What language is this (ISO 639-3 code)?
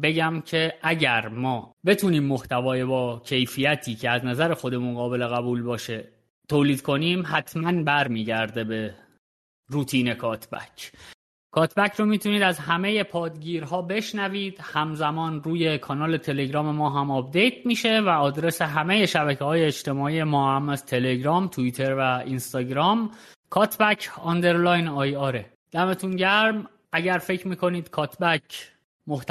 fas